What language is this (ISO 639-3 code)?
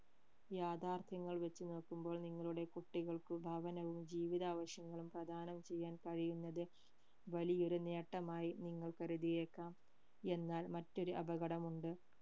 mal